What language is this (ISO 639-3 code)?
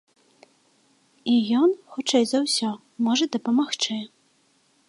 bel